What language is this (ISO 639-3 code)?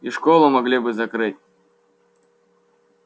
rus